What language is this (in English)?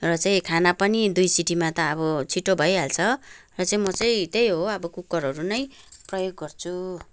Nepali